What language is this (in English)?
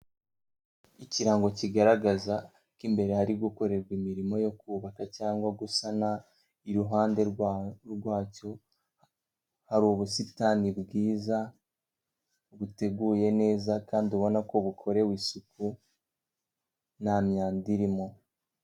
Kinyarwanda